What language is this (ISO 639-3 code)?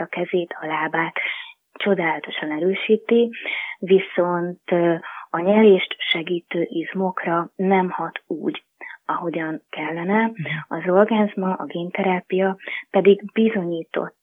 hun